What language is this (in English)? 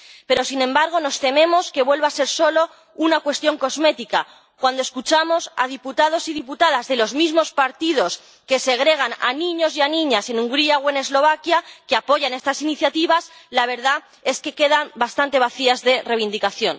Spanish